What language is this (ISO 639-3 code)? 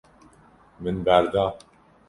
kur